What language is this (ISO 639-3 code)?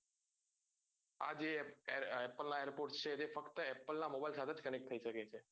guj